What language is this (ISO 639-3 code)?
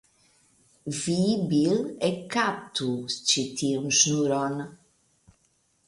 epo